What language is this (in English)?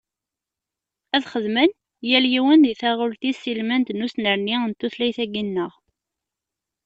Kabyle